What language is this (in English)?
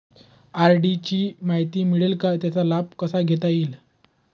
Marathi